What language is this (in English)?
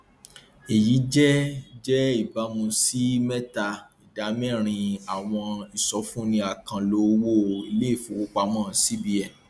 Yoruba